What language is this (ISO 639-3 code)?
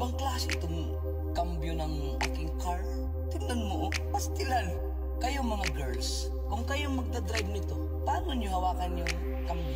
vie